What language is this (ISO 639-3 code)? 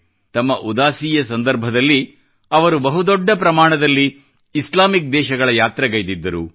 kan